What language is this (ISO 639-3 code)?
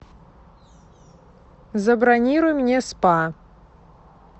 rus